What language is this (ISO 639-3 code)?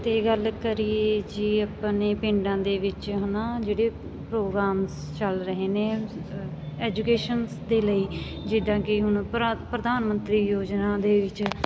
pan